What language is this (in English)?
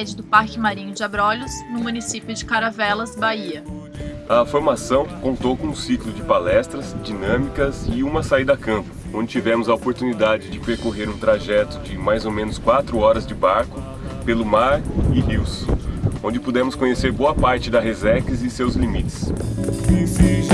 Portuguese